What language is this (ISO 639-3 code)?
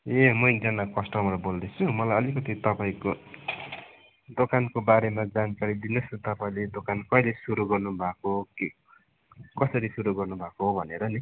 nep